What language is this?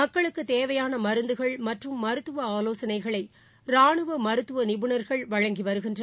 Tamil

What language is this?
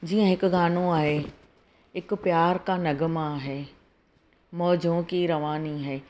Sindhi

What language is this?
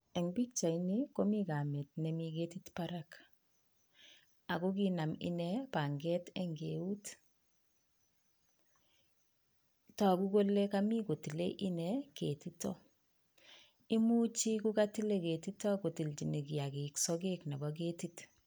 Kalenjin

